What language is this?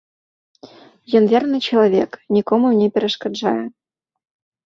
Belarusian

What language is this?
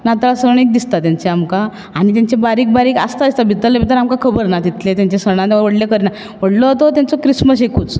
Konkani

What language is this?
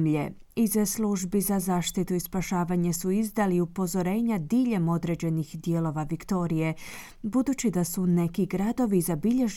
Croatian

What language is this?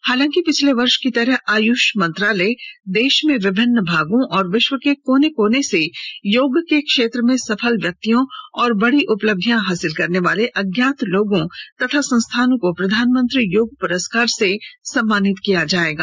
Hindi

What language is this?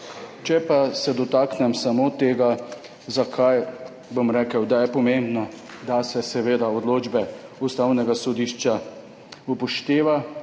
Slovenian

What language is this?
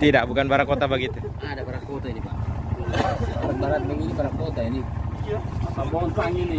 Indonesian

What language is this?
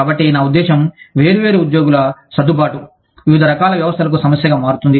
Telugu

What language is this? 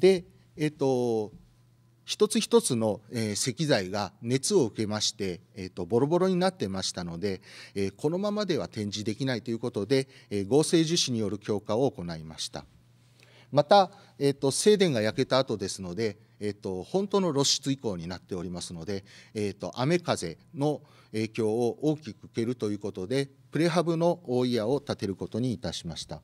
Japanese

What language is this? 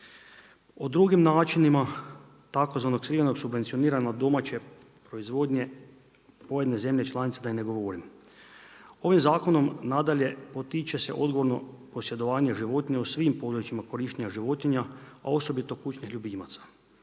Croatian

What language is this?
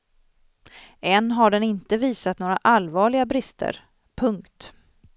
Swedish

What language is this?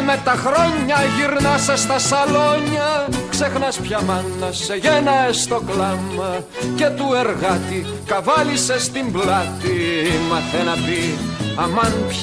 Greek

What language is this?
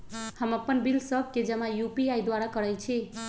Magahi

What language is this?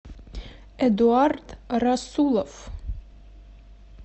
Russian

